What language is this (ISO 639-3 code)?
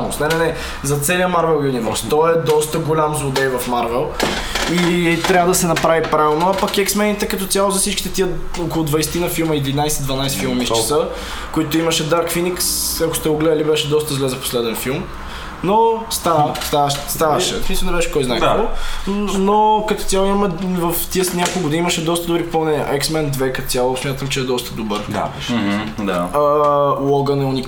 bul